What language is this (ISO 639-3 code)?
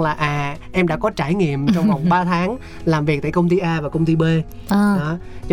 vie